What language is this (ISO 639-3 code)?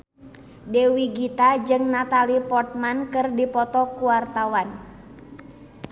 sun